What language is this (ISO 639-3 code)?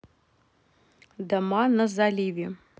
rus